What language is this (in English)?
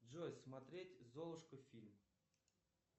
Russian